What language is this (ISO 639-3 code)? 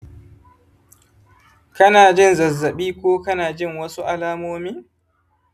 hau